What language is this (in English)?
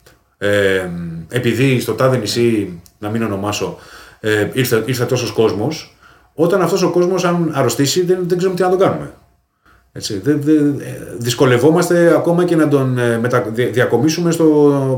Greek